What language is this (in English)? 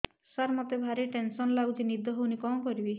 Odia